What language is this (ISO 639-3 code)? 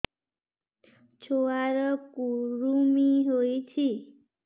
ori